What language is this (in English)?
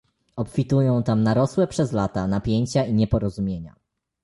Polish